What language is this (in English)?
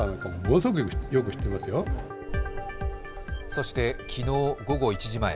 Japanese